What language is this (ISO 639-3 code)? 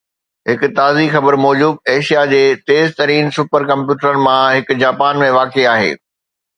snd